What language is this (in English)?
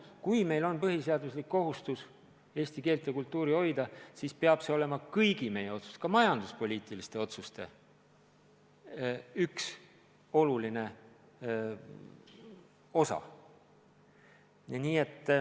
Estonian